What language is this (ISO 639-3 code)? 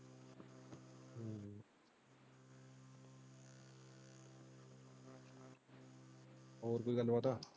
pan